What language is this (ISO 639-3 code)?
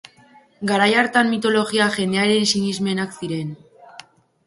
eus